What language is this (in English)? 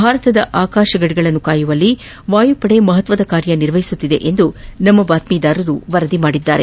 Kannada